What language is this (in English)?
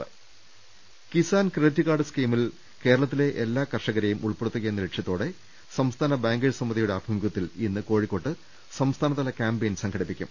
Malayalam